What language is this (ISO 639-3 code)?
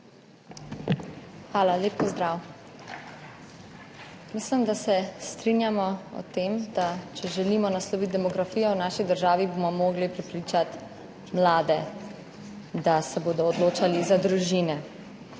slv